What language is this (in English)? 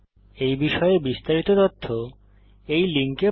Bangla